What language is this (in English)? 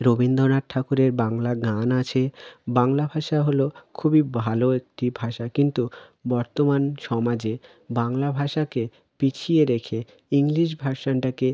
Bangla